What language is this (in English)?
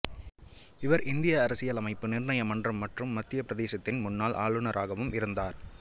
Tamil